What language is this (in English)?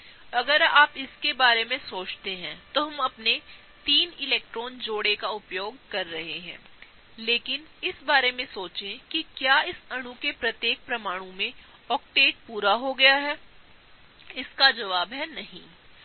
Hindi